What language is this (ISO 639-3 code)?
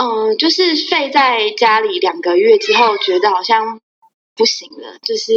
zho